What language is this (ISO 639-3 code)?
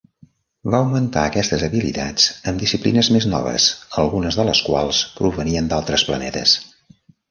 cat